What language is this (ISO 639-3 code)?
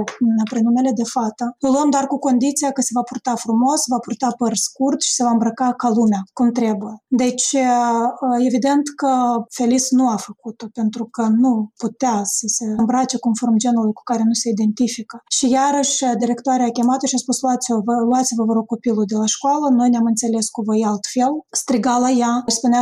ron